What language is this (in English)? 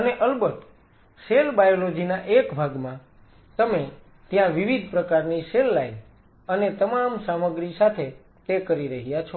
Gujarati